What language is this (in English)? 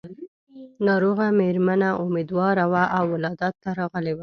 Pashto